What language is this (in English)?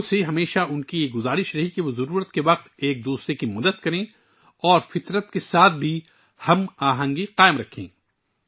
Urdu